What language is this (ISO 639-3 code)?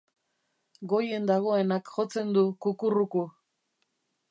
eus